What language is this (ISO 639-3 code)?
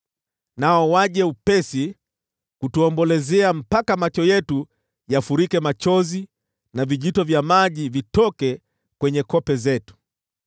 swa